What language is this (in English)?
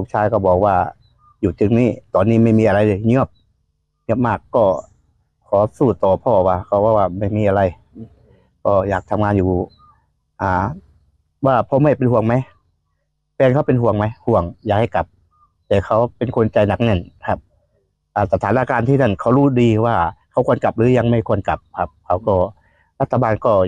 Thai